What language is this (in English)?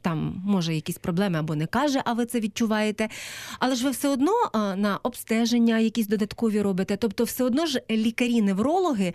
Ukrainian